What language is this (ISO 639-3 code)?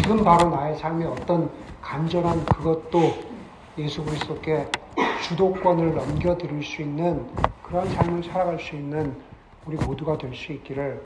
kor